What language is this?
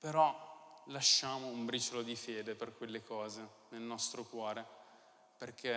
Italian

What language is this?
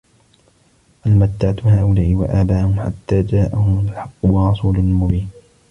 Arabic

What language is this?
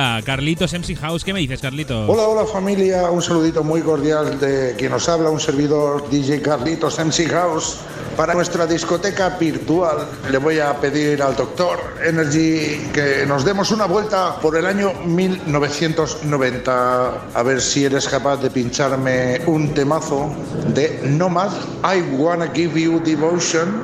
Spanish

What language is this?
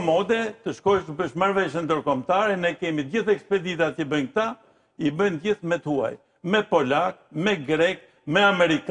Romanian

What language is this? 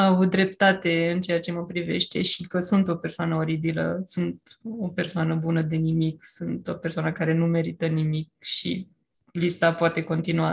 Romanian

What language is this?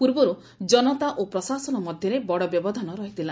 Odia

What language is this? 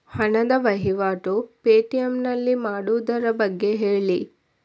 Kannada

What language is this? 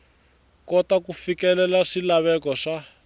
Tsonga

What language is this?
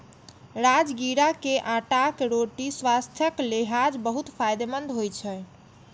Maithili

